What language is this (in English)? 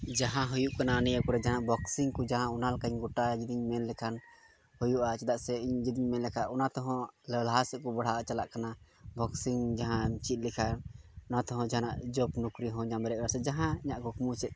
Santali